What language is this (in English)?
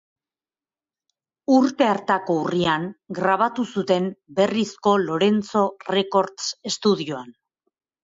Basque